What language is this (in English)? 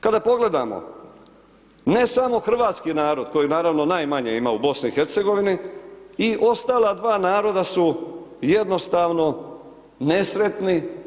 Croatian